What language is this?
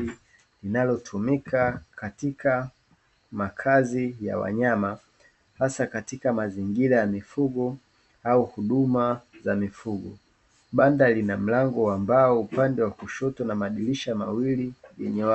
Swahili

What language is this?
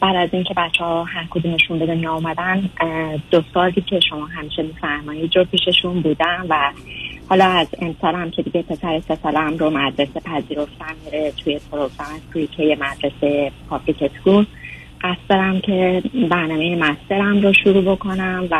Persian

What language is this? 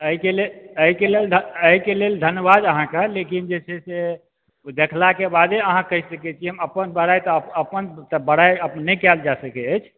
Maithili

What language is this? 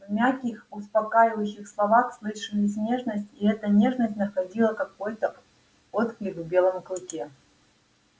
Russian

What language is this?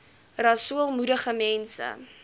Afrikaans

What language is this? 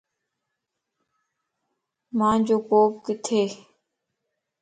Lasi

